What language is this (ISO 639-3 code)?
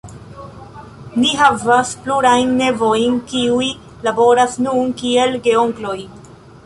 epo